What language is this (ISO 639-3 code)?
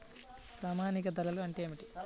tel